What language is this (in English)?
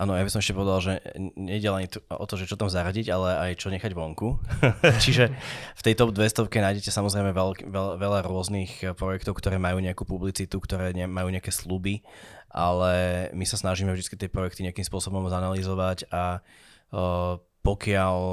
Slovak